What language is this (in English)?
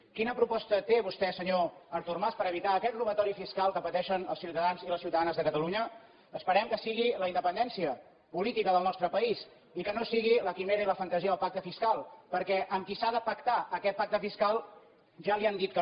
Catalan